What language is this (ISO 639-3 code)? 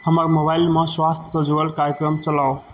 mai